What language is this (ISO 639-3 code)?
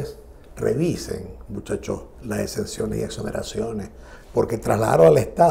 spa